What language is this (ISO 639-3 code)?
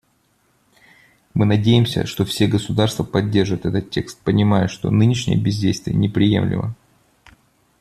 rus